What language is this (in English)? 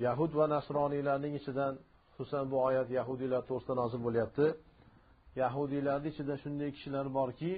Turkish